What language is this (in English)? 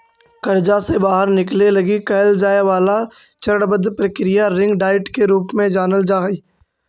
Magahi